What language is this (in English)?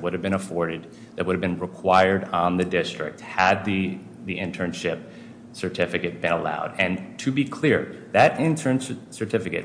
English